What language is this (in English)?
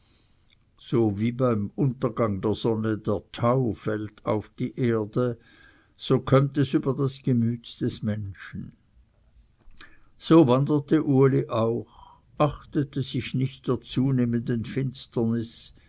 German